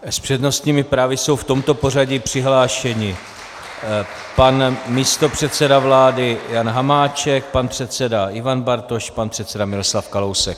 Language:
Czech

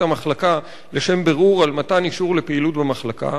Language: Hebrew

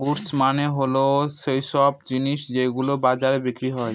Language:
Bangla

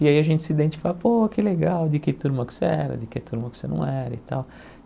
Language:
Portuguese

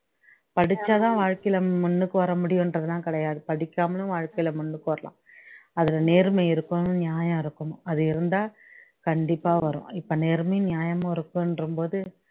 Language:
Tamil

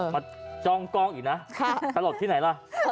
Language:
Thai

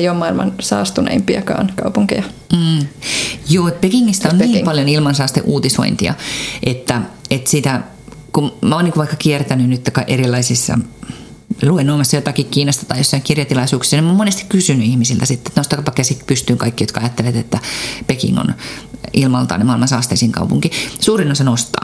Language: Finnish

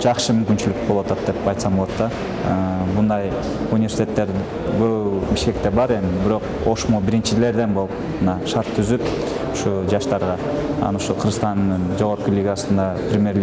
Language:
Turkish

